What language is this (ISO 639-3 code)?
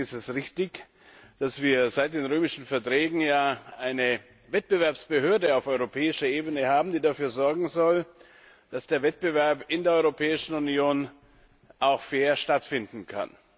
deu